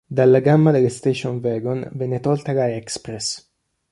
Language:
Italian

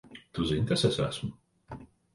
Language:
Latvian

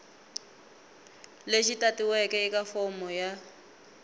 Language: Tsonga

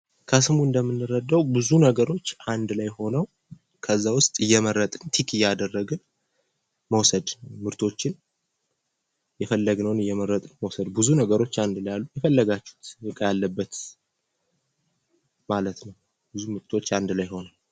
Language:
Amharic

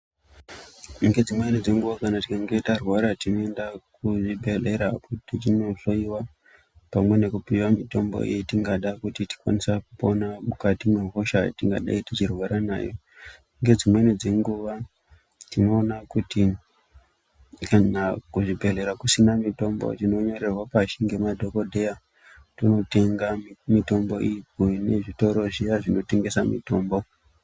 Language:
Ndau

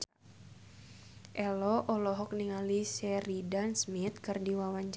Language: Sundanese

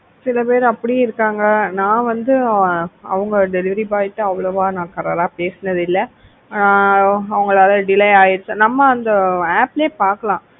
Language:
Tamil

